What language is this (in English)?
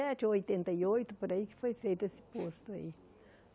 Portuguese